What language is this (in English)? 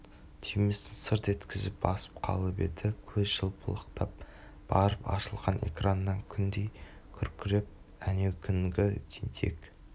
Kazakh